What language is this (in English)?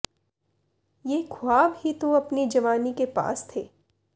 Punjabi